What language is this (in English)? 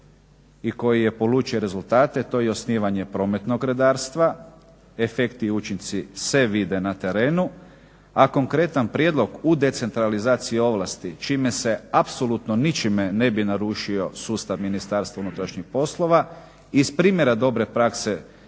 Croatian